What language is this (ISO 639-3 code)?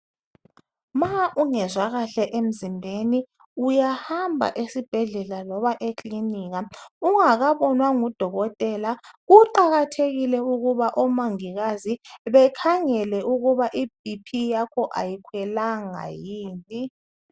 nde